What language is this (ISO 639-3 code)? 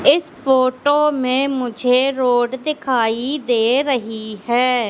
hin